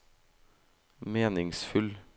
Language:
Norwegian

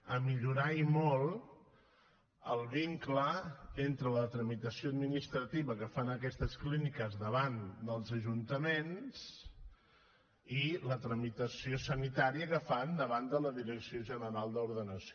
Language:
Catalan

